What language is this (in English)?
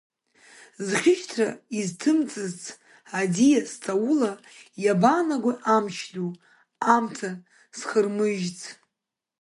Abkhazian